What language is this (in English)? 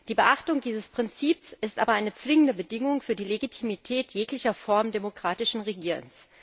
German